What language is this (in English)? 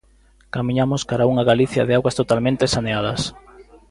Galician